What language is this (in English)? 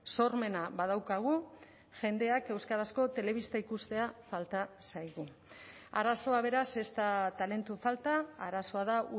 Basque